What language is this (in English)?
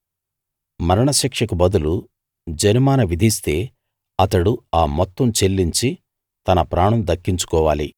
Telugu